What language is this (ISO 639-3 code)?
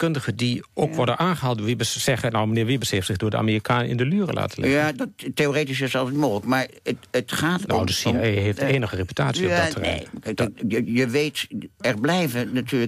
nld